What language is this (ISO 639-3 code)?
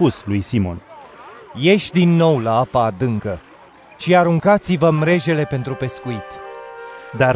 ron